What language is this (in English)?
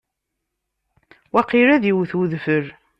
Kabyle